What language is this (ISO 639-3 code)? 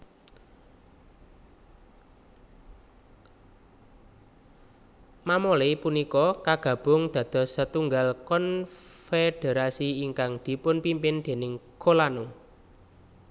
jav